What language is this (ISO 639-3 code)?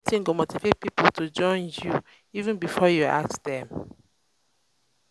pcm